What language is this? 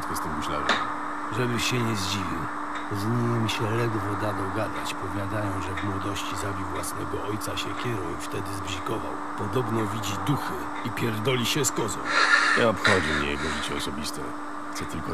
Polish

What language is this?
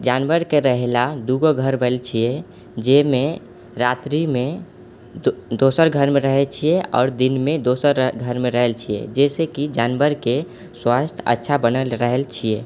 Maithili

